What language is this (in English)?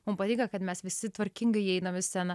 Lithuanian